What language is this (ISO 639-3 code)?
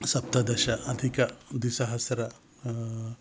san